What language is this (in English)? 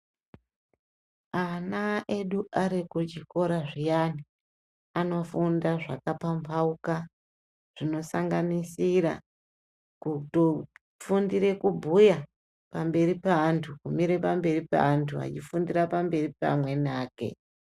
Ndau